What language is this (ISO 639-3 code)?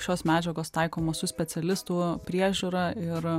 lit